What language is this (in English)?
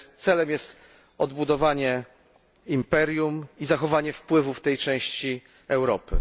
Polish